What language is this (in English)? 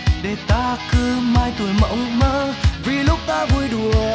Vietnamese